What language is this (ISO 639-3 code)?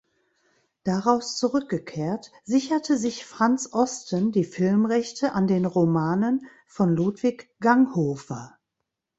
deu